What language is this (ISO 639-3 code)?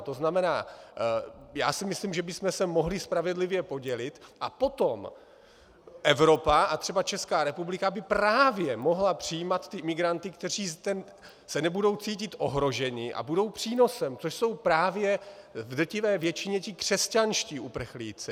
ces